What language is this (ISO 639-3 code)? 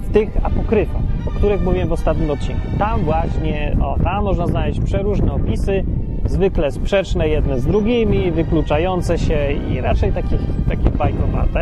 pol